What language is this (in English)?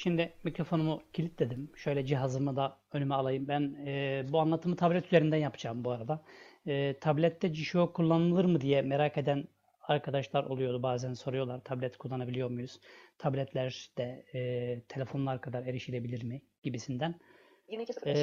Turkish